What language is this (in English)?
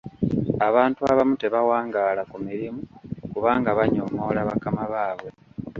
Ganda